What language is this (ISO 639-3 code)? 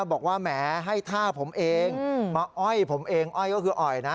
tha